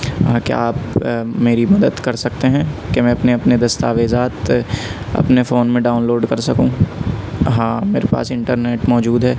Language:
Urdu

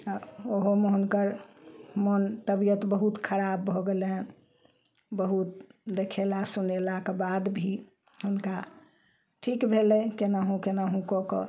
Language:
Maithili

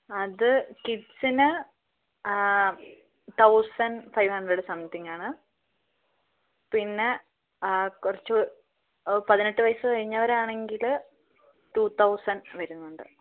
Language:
Malayalam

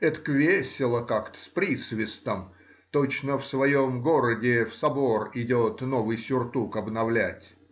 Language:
Russian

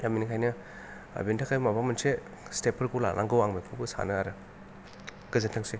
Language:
Bodo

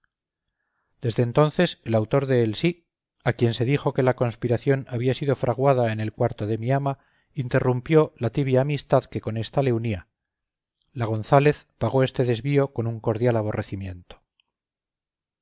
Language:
Spanish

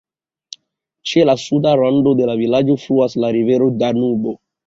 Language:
Esperanto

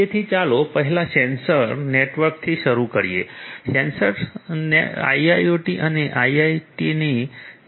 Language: Gujarati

